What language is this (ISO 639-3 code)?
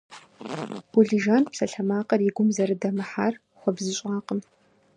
kbd